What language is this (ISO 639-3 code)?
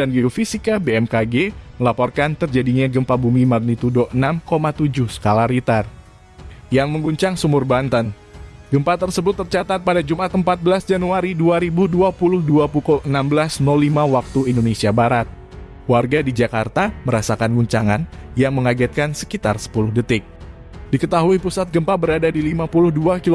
ind